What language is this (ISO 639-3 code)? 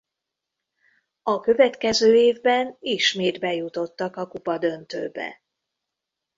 hun